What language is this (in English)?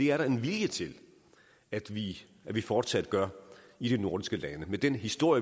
Danish